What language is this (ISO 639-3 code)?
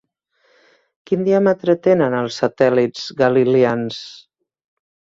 cat